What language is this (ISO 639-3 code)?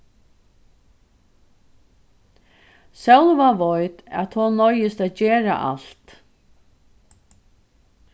fao